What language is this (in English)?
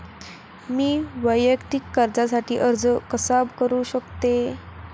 Marathi